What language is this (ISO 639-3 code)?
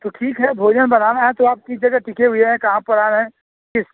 hin